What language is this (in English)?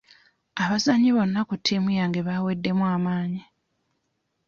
Ganda